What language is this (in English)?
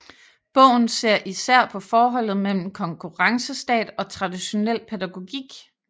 Danish